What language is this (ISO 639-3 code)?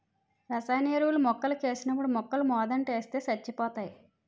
tel